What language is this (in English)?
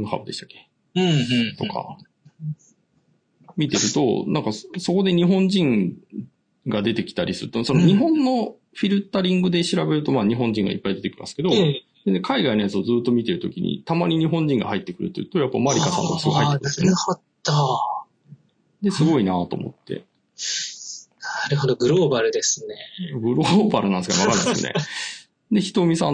Japanese